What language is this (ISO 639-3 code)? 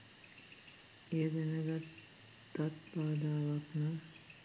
sin